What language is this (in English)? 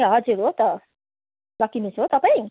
Nepali